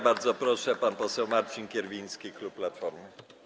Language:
Polish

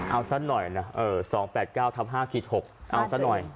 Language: Thai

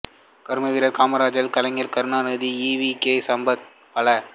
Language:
Tamil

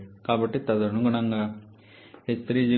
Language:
Telugu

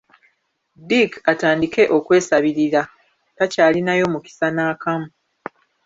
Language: Ganda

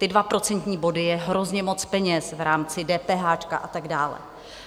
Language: Czech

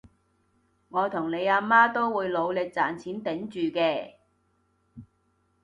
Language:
Cantonese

